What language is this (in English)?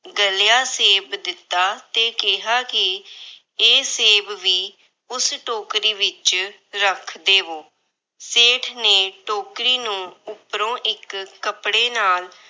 Punjabi